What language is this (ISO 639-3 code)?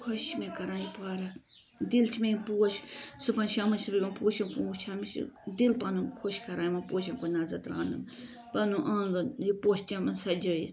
kas